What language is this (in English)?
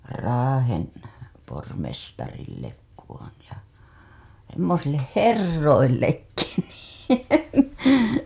Finnish